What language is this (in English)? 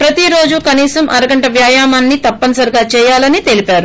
Telugu